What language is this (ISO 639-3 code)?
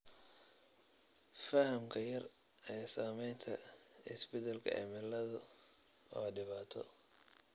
som